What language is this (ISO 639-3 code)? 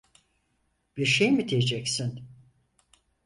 tur